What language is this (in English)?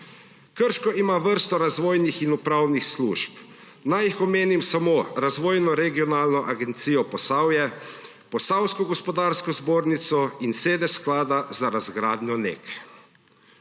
Slovenian